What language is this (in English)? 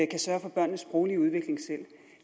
Danish